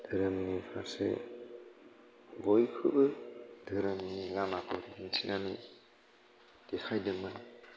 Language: Bodo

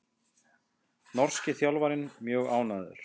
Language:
Icelandic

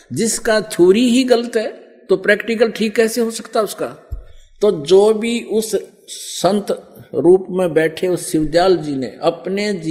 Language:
Hindi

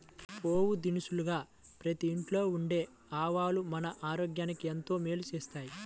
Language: Telugu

